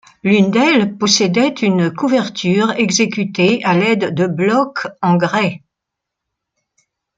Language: French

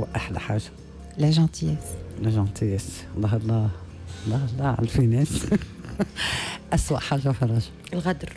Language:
Arabic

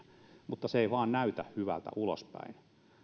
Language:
Finnish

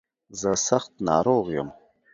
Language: Pashto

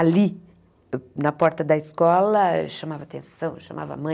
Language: Portuguese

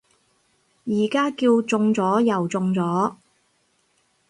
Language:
Cantonese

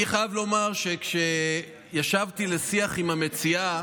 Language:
Hebrew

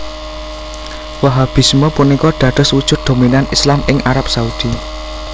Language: Javanese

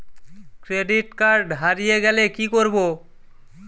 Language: Bangla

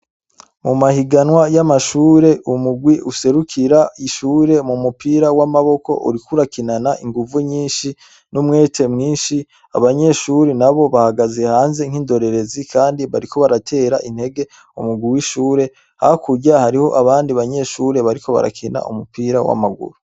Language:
Rundi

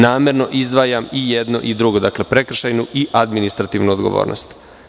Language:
Serbian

